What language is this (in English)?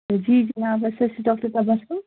Kashmiri